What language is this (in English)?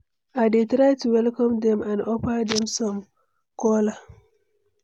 Nigerian Pidgin